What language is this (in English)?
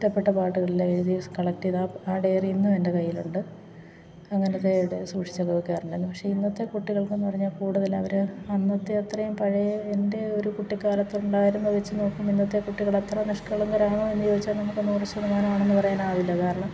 Malayalam